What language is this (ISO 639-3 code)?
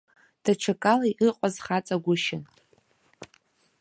abk